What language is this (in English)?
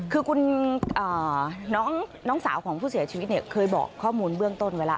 Thai